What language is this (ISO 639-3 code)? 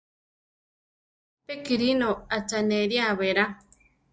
tar